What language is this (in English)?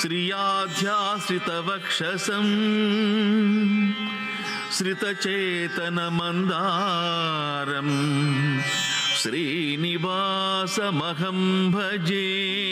Telugu